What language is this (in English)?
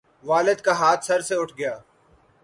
Urdu